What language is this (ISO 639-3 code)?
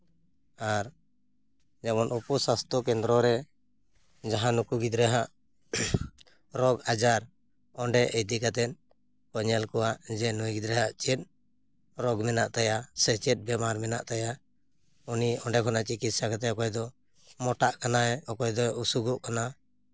sat